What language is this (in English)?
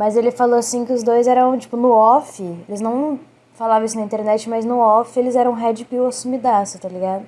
Portuguese